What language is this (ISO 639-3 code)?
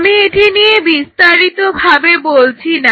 ben